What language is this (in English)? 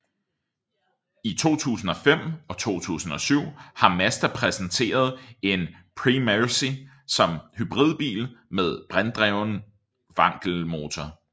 Danish